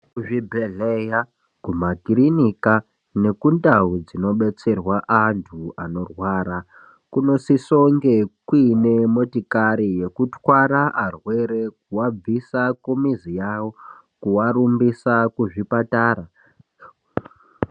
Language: Ndau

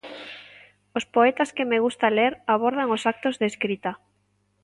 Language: Galician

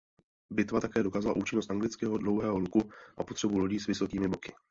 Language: Czech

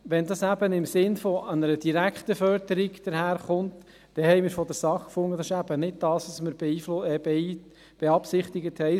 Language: Swiss German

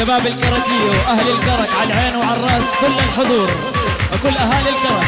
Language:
Arabic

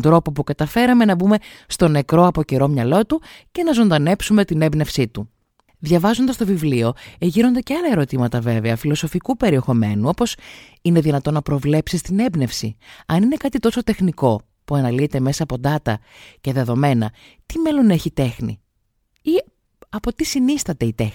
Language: Greek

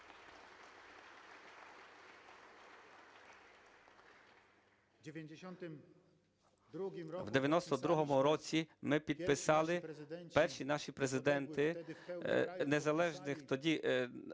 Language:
Ukrainian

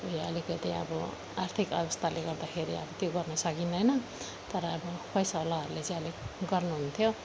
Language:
Nepali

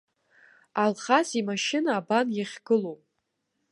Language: Abkhazian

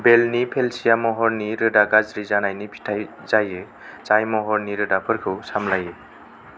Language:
Bodo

